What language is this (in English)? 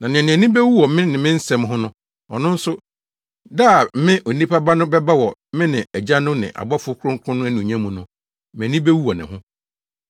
Akan